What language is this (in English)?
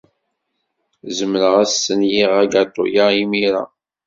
Kabyle